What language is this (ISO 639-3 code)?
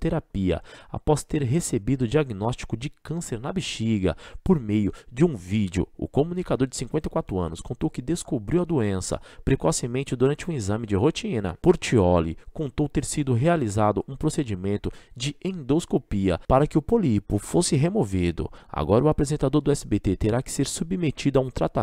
por